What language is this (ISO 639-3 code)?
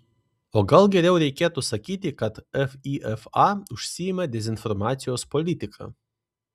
lit